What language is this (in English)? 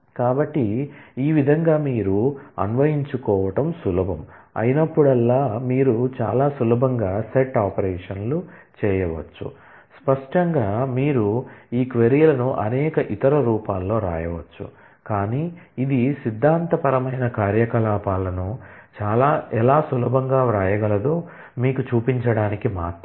Telugu